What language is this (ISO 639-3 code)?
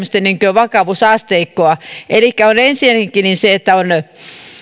fin